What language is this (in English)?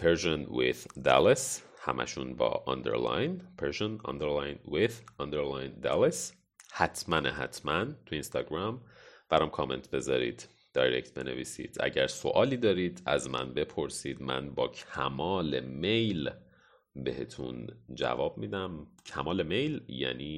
Persian